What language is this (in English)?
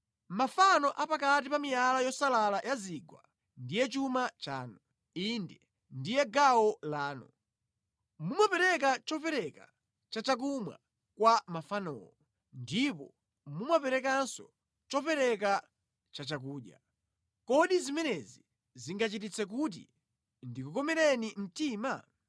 Nyanja